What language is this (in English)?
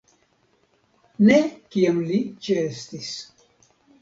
Esperanto